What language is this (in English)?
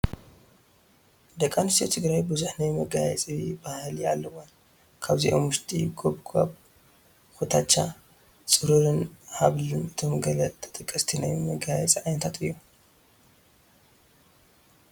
Tigrinya